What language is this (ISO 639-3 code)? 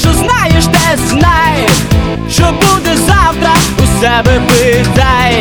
ukr